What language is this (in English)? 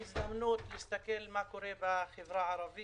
Hebrew